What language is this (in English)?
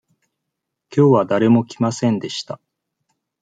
Japanese